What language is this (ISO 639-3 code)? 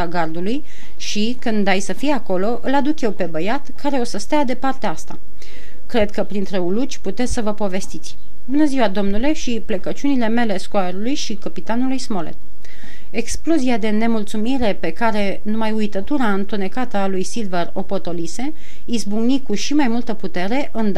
ron